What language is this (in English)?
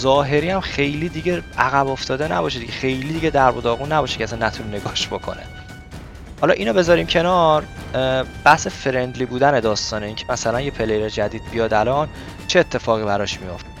Persian